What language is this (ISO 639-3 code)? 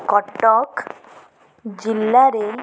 ori